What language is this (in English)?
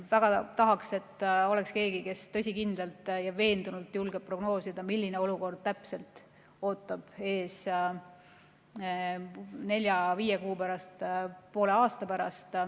Estonian